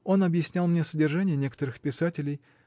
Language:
Russian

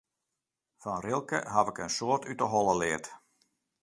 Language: Western Frisian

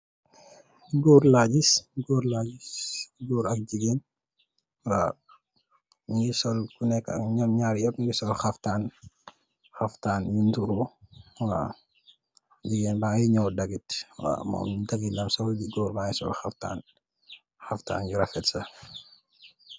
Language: Wolof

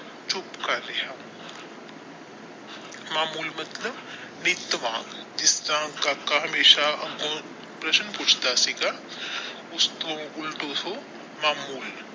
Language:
Punjabi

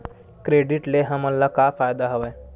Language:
Chhattisgarhi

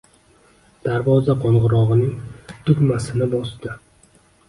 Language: Uzbek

